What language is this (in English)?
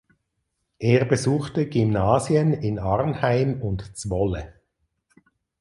German